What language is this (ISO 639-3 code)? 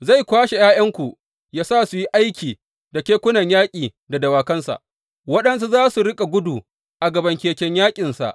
hau